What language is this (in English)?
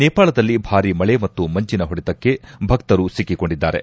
Kannada